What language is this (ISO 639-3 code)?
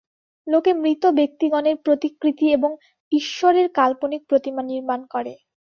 ben